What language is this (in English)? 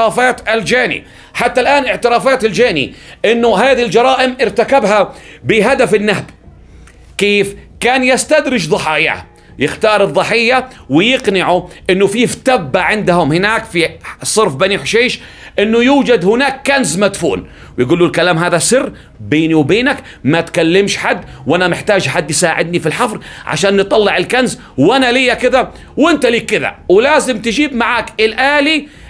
Arabic